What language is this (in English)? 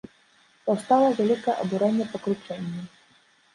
Belarusian